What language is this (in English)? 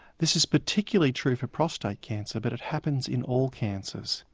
English